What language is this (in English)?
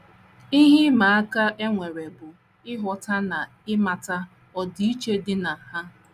Igbo